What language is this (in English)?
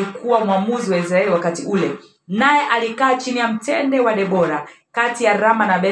Swahili